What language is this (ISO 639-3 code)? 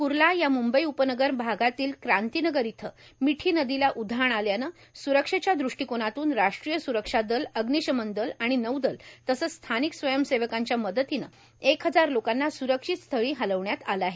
mar